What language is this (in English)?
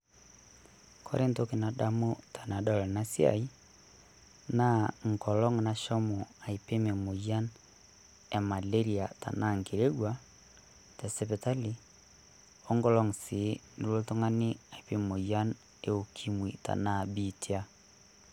Masai